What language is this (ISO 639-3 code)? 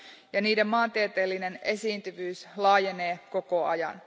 fin